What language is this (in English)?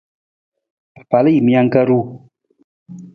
Nawdm